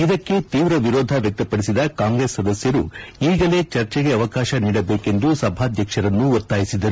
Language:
Kannada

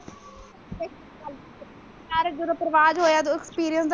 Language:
Punjabi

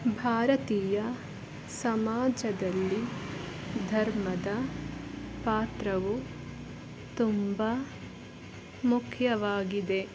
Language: Kannada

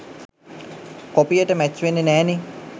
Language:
Sinhala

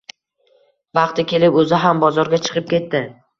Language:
Uzbek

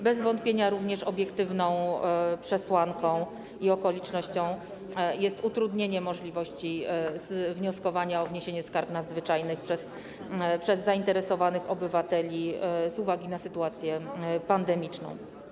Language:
Polish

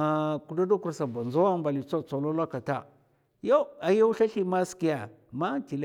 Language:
Mafa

